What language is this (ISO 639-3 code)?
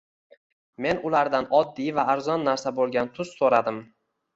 uzb